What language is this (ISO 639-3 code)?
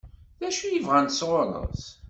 kab